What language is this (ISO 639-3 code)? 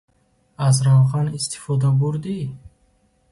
tgk